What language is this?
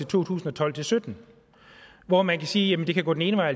Danish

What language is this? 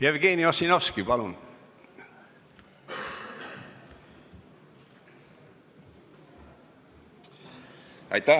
Estonian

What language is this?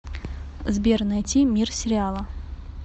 Russian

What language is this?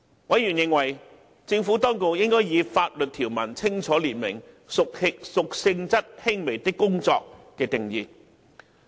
Cantonese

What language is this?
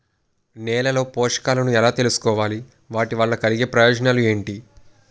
Telugu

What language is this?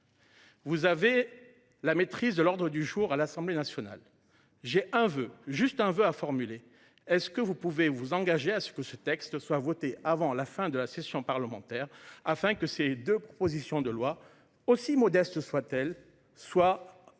French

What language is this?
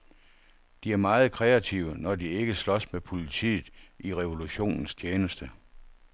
Danish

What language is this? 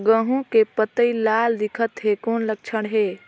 Chhattisgarhi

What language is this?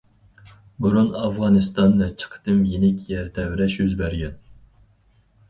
Uyghur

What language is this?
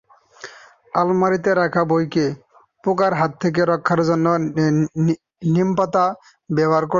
Bangla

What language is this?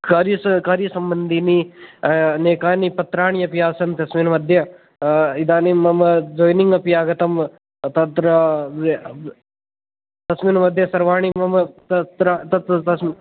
Sanskrit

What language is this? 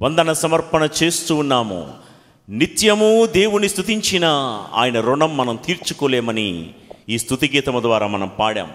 Telugu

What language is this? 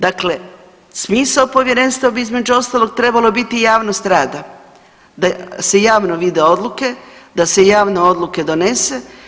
Croatian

